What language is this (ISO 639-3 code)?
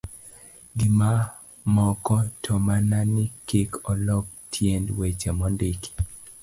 luo